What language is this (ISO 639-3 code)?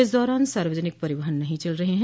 hin